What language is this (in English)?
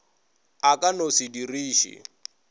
Northern Sotho